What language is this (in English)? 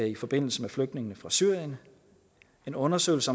Danish